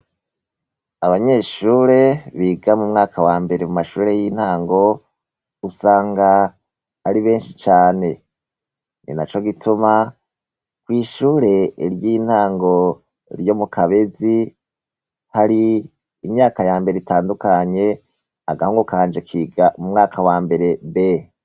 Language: Rundi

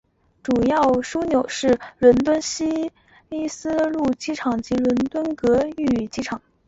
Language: Chinese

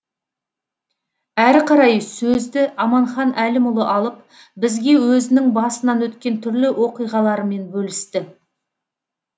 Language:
Kazakh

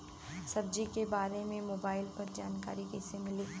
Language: Bhojpuri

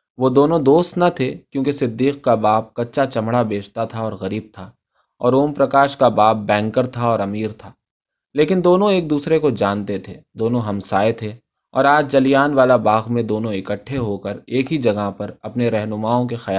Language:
Urdu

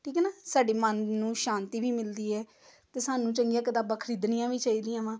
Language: Punjabi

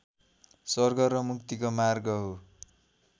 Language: Nepali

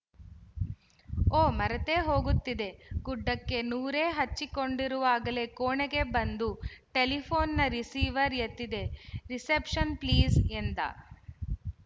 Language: Kannada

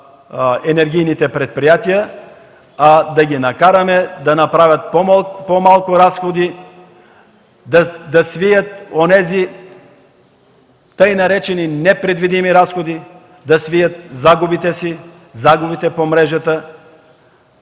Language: Bulgarian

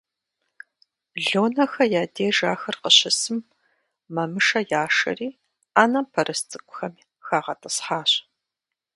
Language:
Kabardian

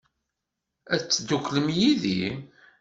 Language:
Kabyle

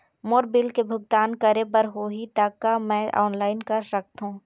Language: Chhattisgarhi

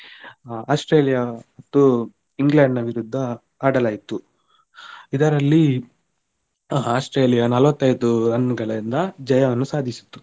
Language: Kannada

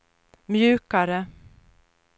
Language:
Swedish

